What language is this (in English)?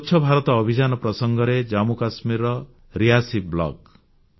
Odia